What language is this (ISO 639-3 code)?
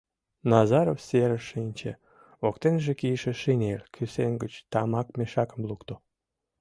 chm